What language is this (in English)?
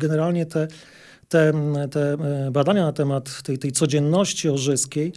Polish